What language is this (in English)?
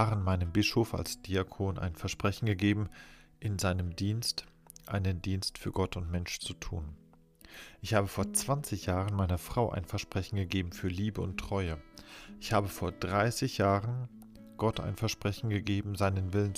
German